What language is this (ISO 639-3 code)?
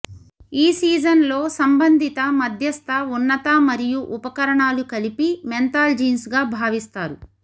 tel